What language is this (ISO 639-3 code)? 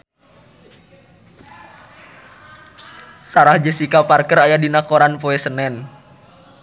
sun